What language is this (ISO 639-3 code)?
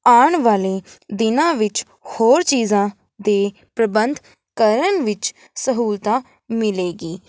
pan